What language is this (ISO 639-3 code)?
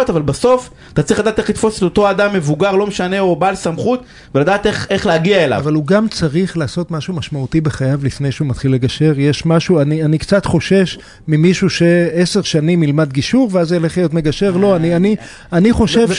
heb